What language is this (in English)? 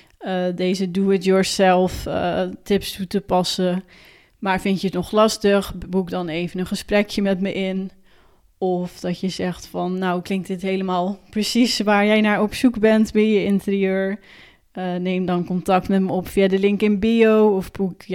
Dutch